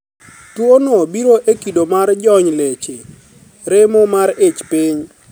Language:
Luo (Kenya and Tanzania)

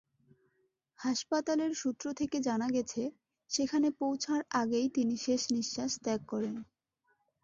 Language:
Bangla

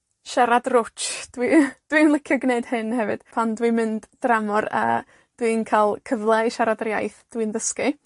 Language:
Welsh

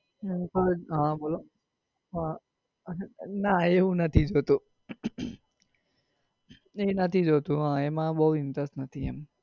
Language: Gujarati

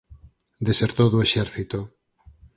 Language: Galician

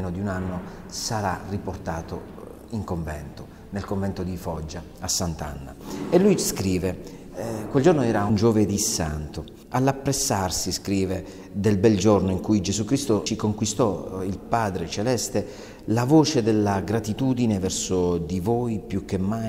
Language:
Italian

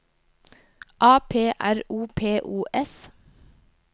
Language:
Norwegian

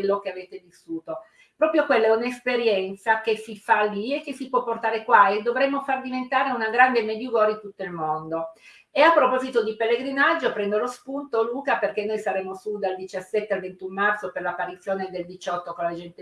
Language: Italian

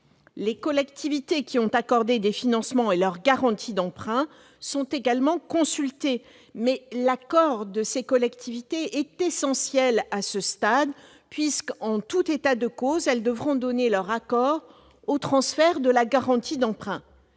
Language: French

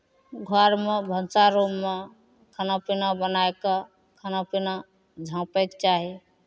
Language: Maithili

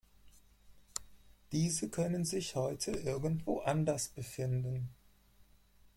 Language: German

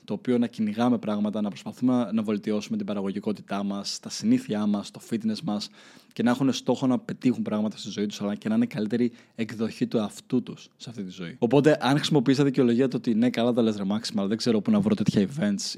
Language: Greek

